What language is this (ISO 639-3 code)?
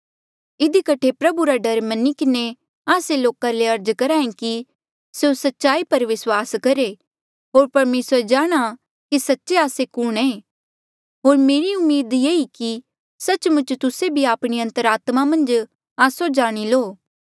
mjl